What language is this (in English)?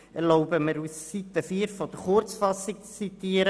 Swiss German